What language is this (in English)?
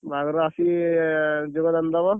Odia